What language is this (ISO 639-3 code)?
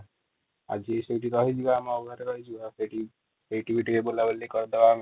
ori